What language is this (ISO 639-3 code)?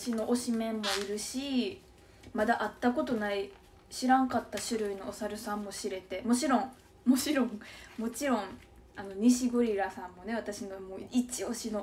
jpn